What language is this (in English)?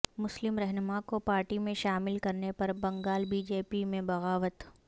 Urdu